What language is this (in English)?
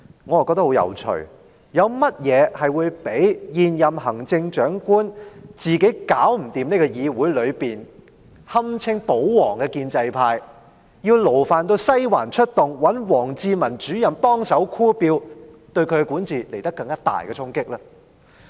Cantonese